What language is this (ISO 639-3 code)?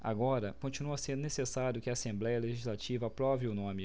por